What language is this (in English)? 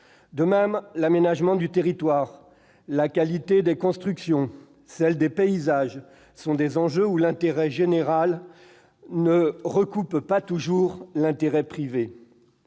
French